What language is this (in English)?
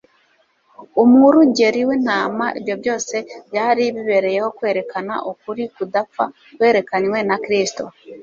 Kinyarwanda